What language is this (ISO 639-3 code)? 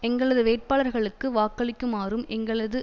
tam